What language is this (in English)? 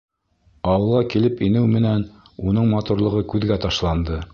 Bashkir